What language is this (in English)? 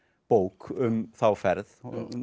Icelandic